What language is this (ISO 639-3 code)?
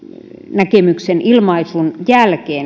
fin